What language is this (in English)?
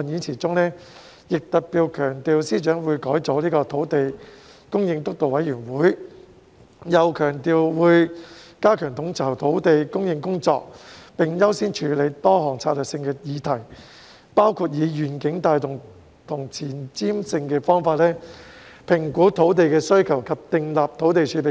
Cantonese